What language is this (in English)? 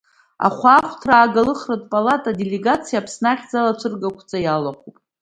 Abkhazian